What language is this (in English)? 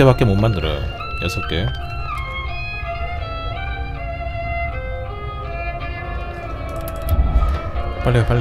Korean